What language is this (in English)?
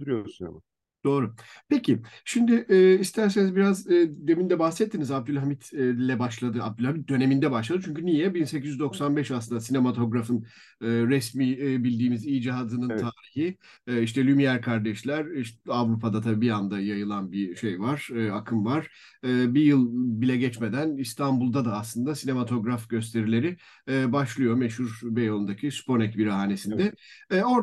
Turkish